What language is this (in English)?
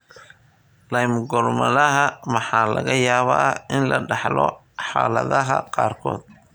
Somali